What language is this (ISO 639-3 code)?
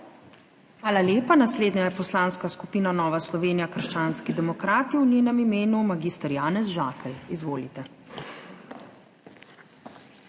slv